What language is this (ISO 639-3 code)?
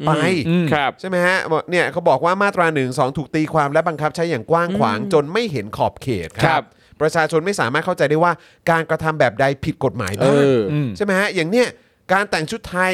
tha